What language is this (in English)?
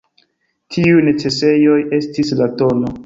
Esperanto